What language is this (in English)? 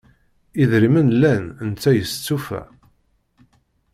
Kabyle